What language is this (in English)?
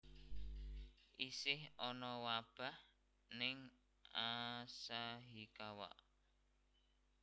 Javanese